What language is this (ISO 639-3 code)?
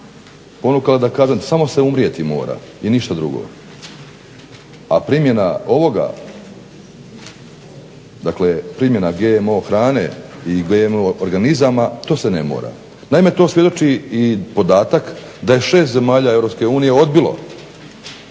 hrv